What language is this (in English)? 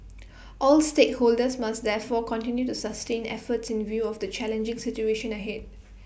English